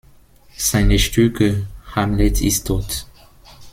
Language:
German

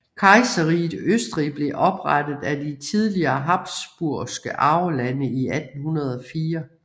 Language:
Danish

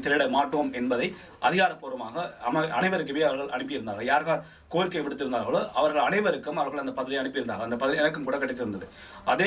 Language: Romanian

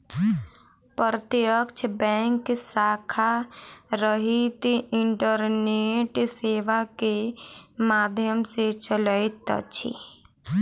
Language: Maithili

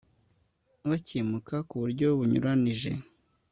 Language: Kinyarwanda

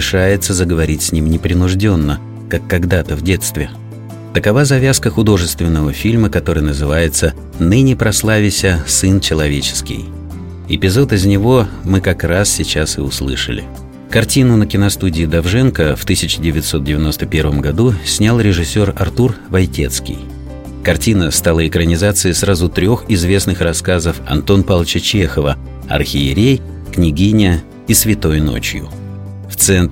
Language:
Russian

